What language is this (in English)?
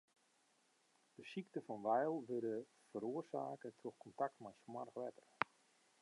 Western Frisian